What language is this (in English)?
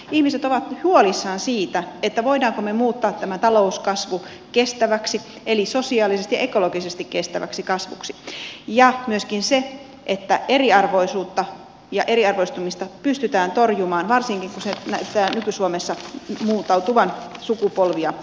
Finnish